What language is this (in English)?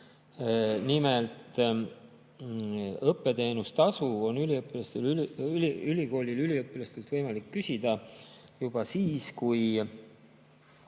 Estonian